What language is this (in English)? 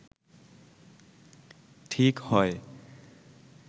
Bangla